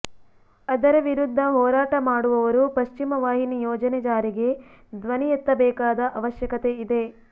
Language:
Kannada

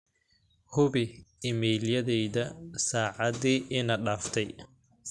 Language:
Somali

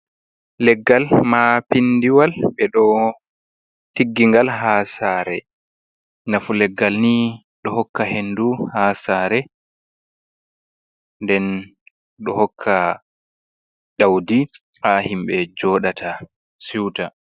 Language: Fula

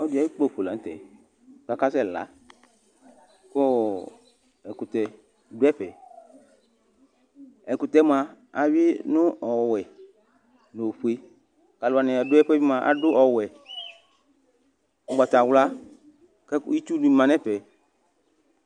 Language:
Ikposo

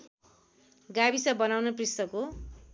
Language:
Nepali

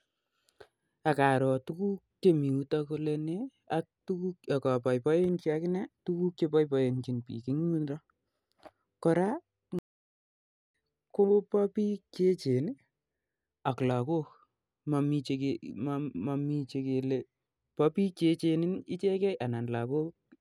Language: Kalenjin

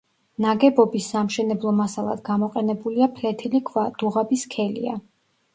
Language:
Georgian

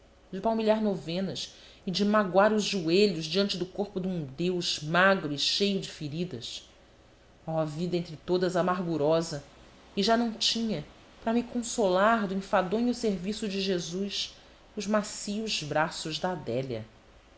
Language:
Portuguese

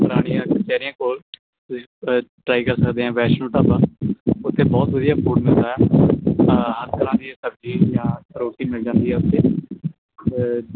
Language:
Punjabi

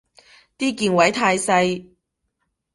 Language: Cantonese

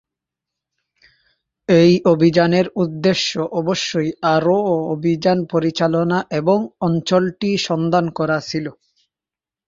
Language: Bangla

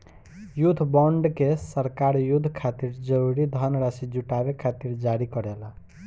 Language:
Bhojpuri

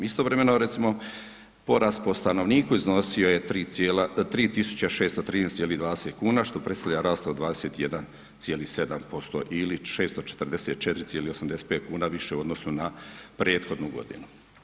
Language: Croatian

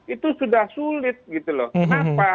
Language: Indonesian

